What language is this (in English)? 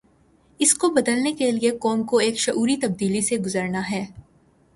Urdu